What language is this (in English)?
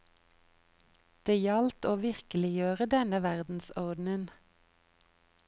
Norwegian